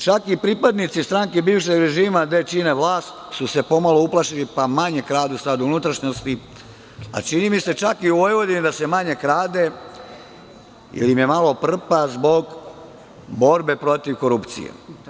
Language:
Serbian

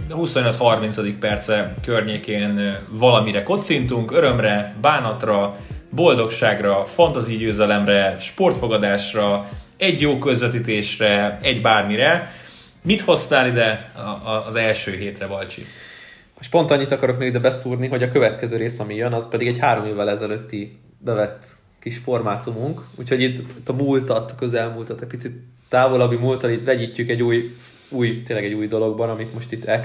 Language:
Hungarian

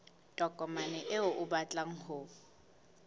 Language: Southern Sotho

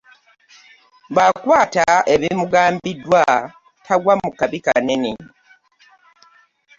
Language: Ganda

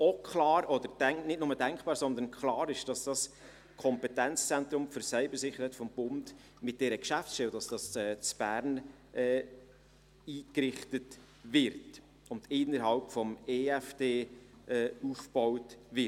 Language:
Swiss German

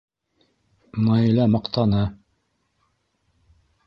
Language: Bashkir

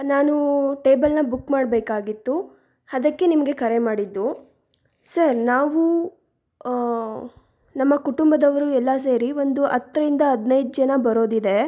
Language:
Kannada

